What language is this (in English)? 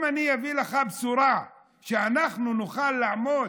Hebrew